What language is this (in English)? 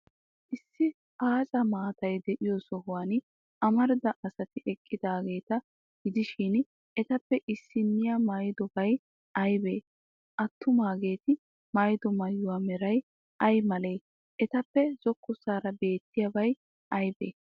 Wolaytta